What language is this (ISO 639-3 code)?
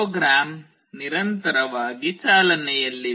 kan